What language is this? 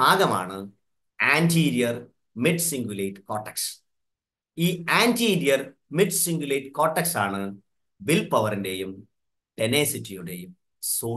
Malayalam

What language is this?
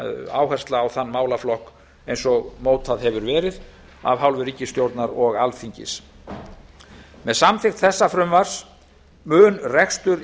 Icelandic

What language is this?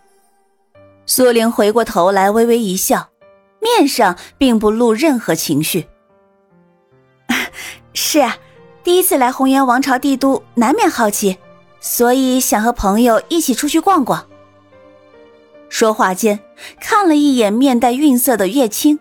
Chinese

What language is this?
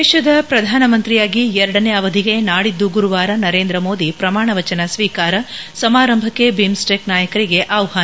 Kannada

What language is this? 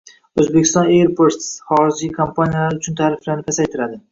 Uzbek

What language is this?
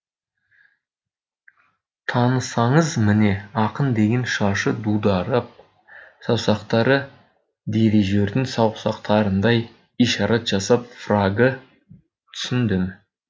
Kazakh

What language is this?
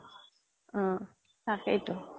Assamese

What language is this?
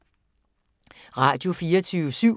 Danish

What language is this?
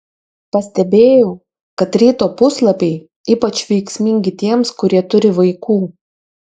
Lithuanian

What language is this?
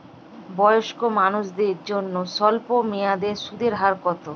Bangla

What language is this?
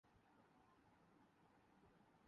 Urdu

